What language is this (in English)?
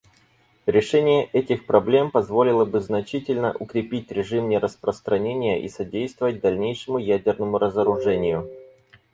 Russian